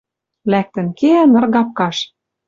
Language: Western Mari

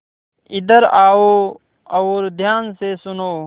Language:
Hindi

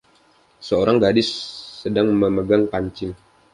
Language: Indonesian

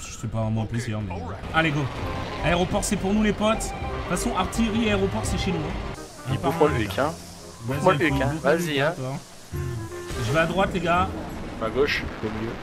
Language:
French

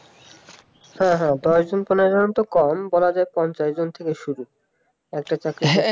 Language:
Bangla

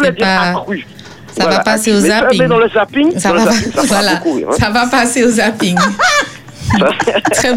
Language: French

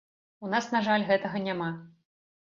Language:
Belarusian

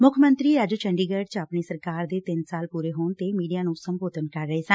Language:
Punjabi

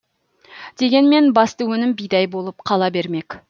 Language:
Kazakh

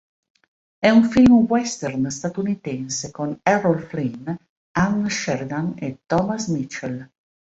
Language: Italian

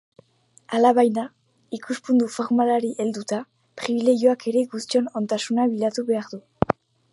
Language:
Basque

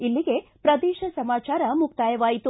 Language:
Kannada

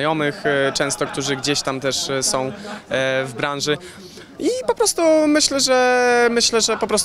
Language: Polish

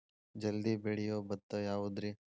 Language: Kannada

